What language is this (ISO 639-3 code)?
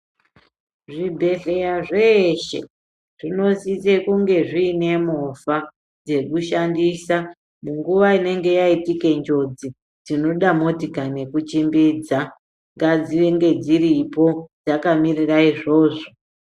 ndc